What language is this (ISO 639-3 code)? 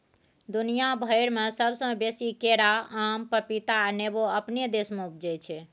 mai